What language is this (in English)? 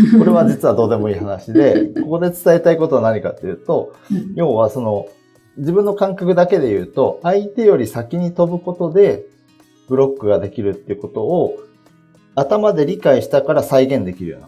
Japanese